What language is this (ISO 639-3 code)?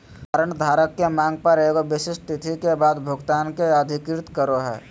mag